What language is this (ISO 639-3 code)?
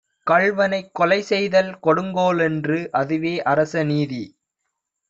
tam